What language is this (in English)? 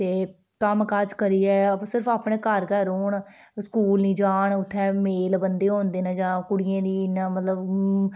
Dogri